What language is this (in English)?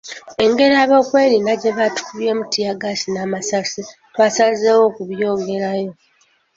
Ganda